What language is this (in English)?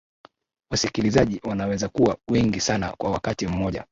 Swahili